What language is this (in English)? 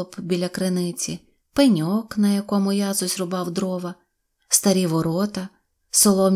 Ukrainian